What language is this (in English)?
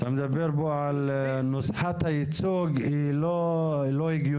Hebrew